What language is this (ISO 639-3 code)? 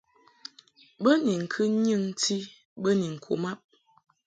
mhk